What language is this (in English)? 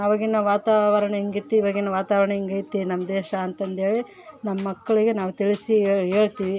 Kannada